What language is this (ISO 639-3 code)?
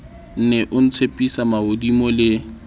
sot